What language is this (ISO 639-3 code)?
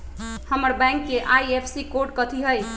mag